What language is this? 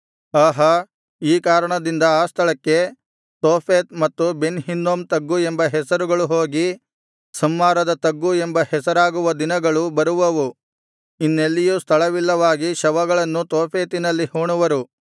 Kannada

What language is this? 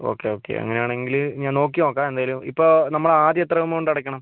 Malayalam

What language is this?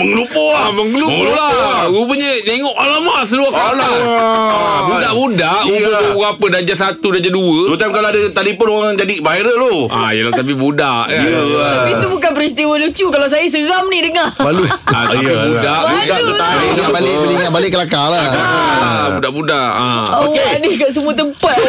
Malay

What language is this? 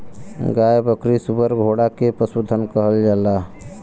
Bhojpuri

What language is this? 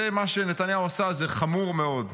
Hebrew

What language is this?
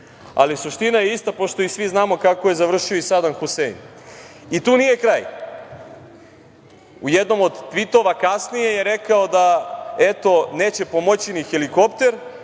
Serbian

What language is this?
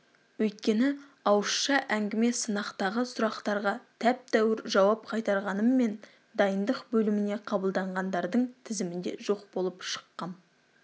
Kazakh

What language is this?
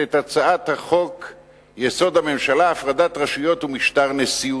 Hebrew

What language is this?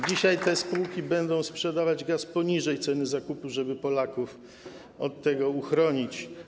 Polish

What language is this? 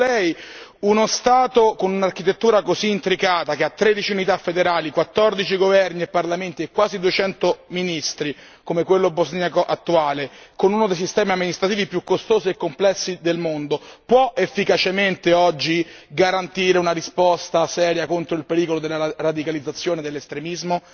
Italian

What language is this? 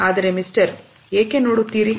Kannada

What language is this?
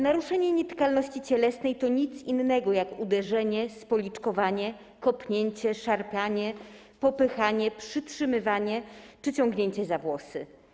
Polish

